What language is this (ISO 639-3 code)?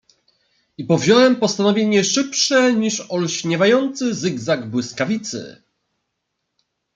pol